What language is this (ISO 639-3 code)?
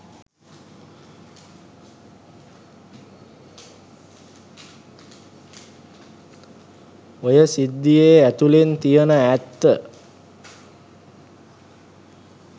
sin